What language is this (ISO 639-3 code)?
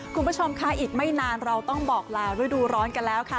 tha